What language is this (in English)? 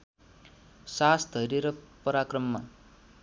Nepali